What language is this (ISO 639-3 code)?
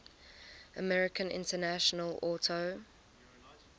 eng